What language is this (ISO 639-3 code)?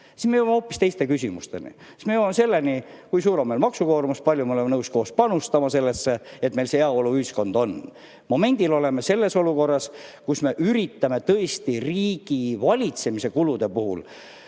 est